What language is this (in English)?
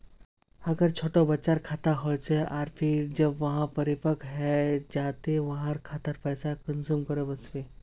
Magahi